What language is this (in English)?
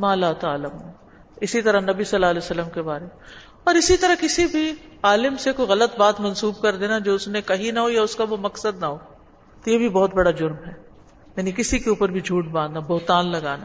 Urdu